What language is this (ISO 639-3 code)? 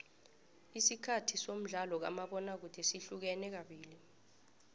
nbl